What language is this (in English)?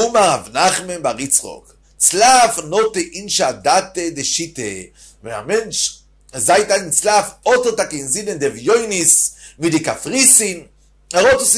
Hebrew